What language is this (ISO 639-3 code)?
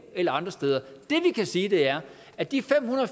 dan